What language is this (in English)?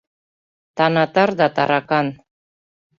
Mari